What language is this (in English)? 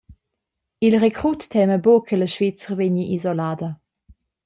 Romansh